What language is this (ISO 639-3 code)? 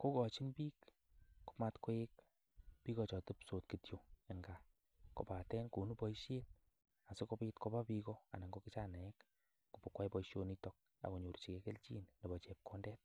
kln